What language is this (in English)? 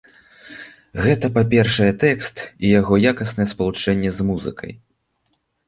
Belarusian